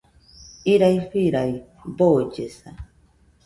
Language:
Nüpode Huitoto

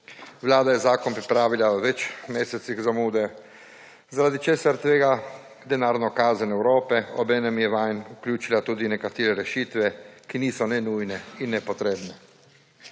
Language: Slovenian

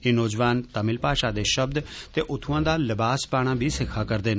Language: Dogri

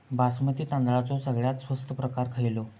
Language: Marathi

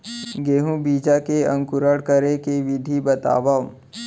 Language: Chhattisgarhi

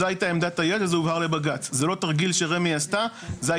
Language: Hebrew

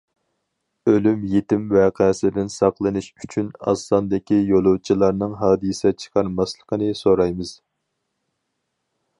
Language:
Uyghur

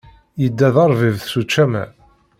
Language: Kabyle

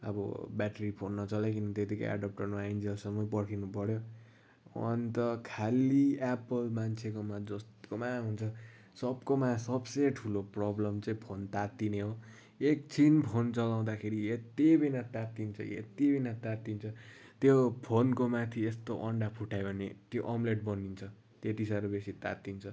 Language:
Nepali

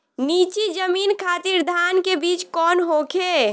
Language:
Bhojpuri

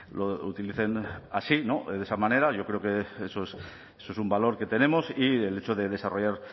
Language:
Spanish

